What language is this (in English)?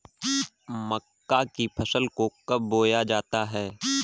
Hindi